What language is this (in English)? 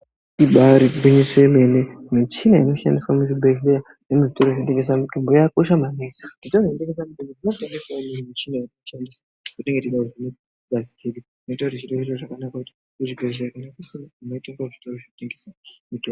Ndau